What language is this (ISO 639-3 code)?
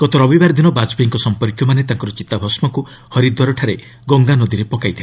ori